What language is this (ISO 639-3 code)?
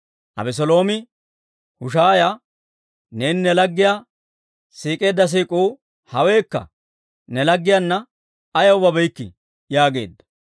dwr